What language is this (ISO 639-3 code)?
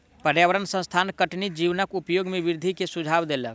mai